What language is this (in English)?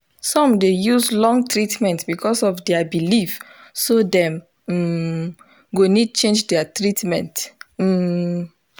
Nigerian Pidgin